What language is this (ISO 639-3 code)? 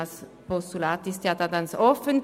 gsw